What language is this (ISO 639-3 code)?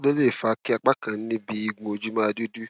yor